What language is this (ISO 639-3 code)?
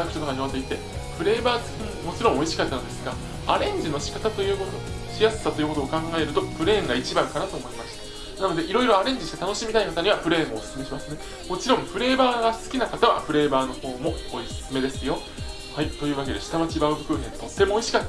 jpn